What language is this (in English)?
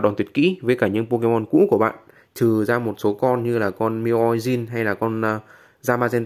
Vietnamese